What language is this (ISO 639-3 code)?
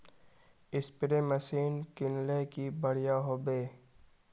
mag